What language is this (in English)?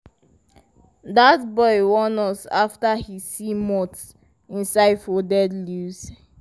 Nigerian Pidgin